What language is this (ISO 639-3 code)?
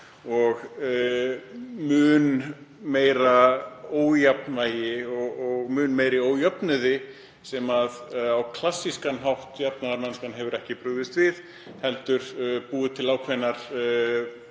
isl